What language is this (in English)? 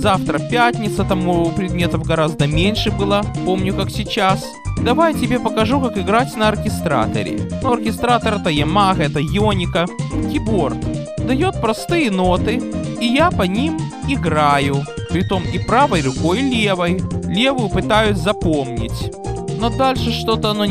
Russian